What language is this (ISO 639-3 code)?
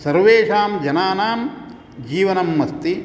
san